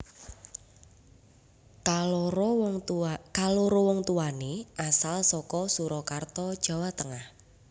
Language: Javanese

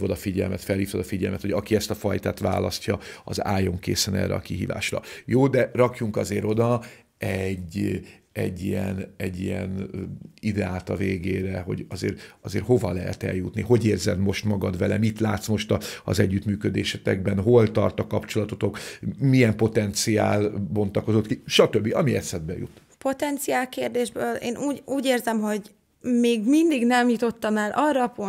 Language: Hungarian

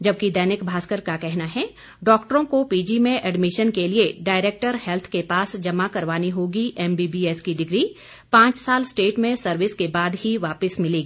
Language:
Hindi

